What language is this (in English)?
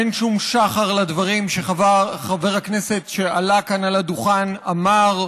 Hebrew